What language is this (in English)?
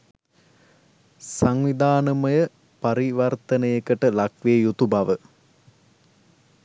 Sinhala